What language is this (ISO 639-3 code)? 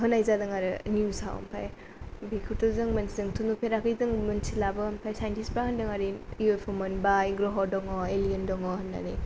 brx